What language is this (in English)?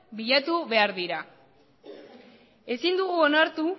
Basque